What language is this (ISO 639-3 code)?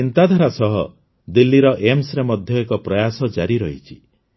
ori